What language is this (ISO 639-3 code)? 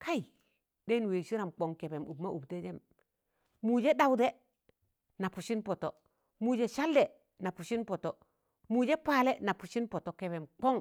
tan